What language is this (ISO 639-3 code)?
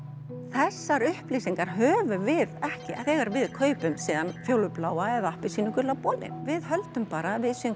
isl